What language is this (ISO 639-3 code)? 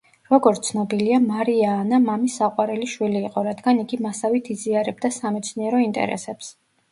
kat